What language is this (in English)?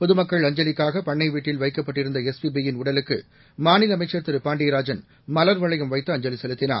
Tamil